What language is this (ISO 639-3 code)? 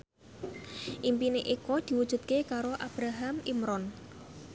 jav